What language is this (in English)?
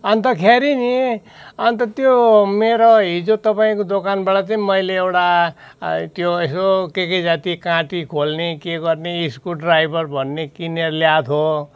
Nepali